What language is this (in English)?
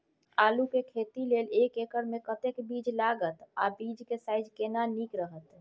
Maithili